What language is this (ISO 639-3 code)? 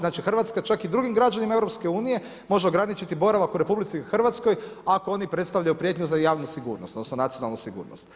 hrv